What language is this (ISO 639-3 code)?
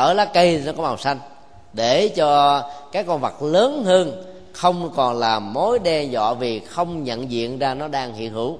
vie